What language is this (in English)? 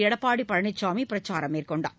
Tamil